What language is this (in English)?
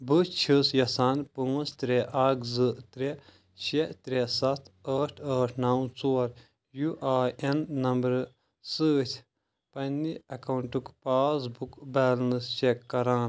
Kashmiri